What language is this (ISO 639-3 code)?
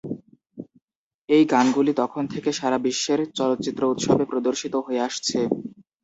ben